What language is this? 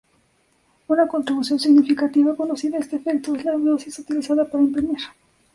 Spanish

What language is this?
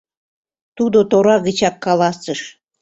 Mari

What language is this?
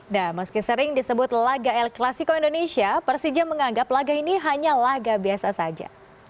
Indonesian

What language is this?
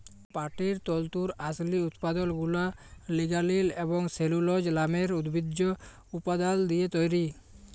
Bangla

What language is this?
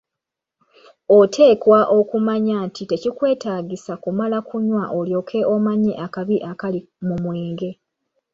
Ganda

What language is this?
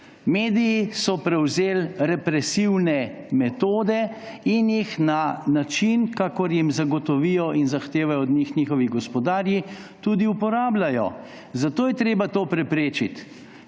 Slovenian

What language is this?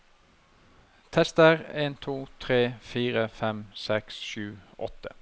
Norwegian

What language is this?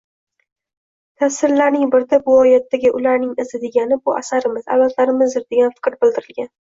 Uzbek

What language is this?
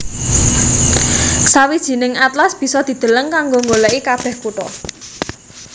Javanese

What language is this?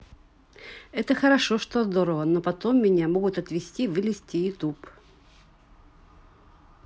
Russian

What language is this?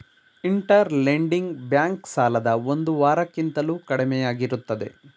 Kannada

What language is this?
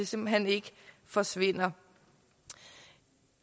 Danish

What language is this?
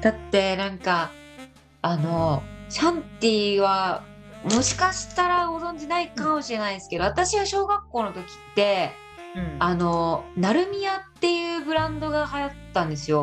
Japanese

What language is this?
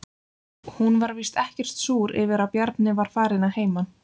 Icelandic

